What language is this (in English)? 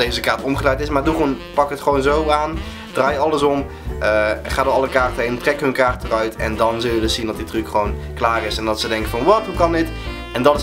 Dutch